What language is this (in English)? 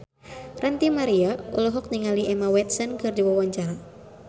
Sundanese